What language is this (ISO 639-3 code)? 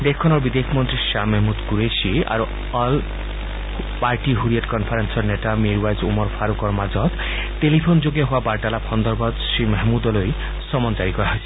asm